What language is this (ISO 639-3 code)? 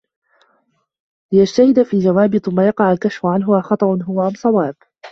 ara